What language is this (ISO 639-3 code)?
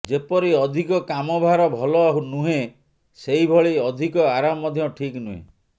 ori